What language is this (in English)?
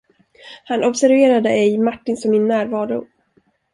Swedish